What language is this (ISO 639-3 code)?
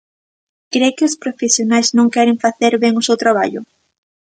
glg